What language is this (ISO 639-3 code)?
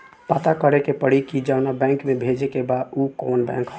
bho